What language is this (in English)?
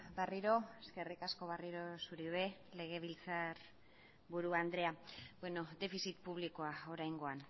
Basque